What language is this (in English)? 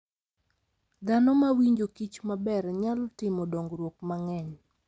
Luo (Kenya and Tanzania)